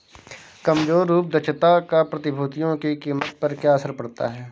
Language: Hindi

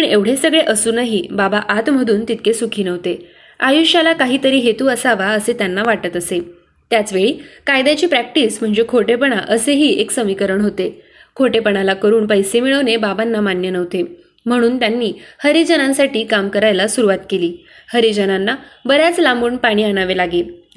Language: Marathi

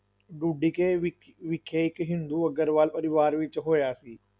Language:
Punjabi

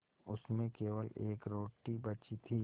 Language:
Hindi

